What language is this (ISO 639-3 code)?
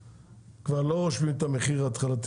heb